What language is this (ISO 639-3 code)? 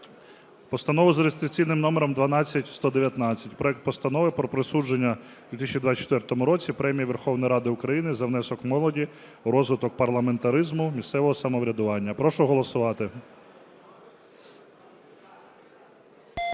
ukr